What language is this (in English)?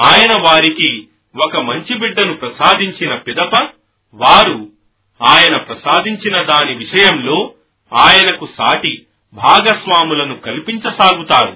Telugu